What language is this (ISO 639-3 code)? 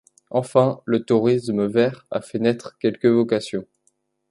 fra